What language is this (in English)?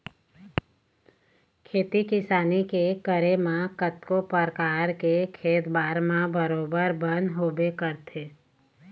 Chhattisgarhi